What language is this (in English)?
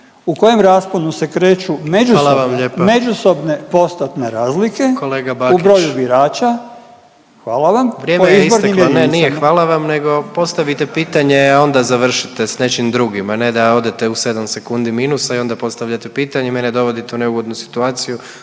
Croatian